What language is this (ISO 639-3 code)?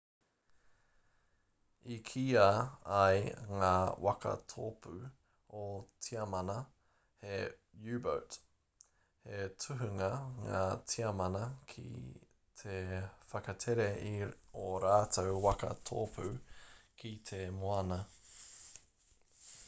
mri